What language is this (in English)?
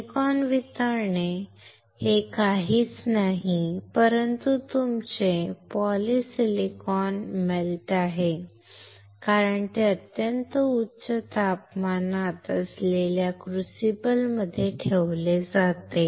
Marathi